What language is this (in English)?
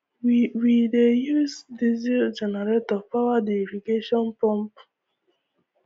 Nigerian Pidgin